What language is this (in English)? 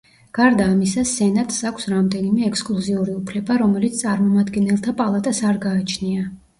Georgian